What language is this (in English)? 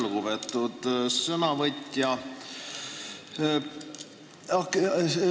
Estonian